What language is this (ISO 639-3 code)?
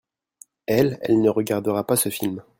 fra